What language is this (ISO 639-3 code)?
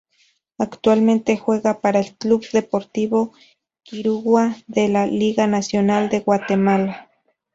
spa